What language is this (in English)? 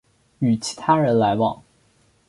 Chinese